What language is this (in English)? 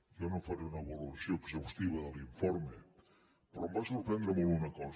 Catalan